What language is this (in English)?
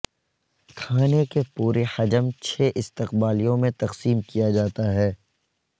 Urdu